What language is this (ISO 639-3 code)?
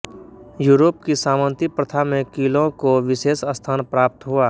hin